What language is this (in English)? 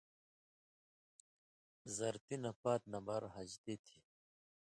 Indus Kohistani